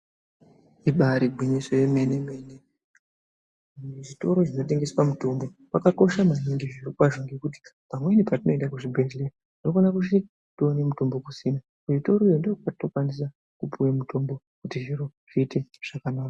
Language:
Ndau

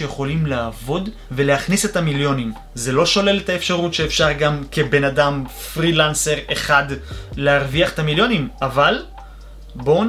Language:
Hebrew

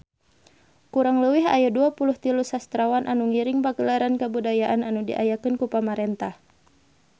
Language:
Sundanese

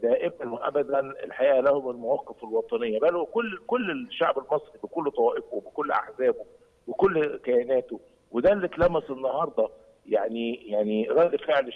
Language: Arabic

